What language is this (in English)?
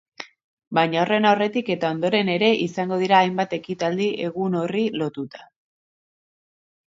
Basque